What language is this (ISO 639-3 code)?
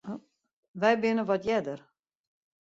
fry